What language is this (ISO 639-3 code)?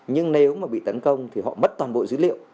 vie